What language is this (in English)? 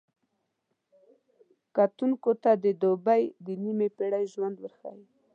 Pashto